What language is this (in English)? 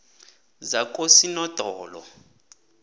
South Ndebele